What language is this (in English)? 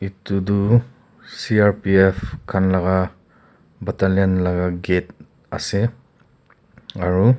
Naga Pidgin